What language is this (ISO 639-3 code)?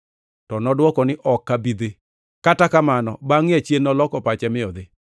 luo